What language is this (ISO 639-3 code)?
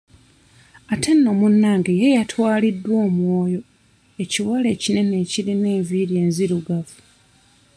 lug